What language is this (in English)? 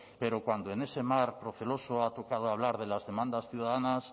Spanish